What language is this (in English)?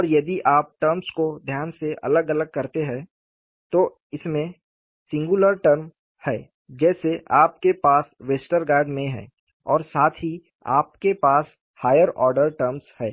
Hindi